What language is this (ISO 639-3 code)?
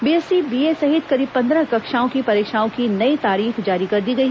hin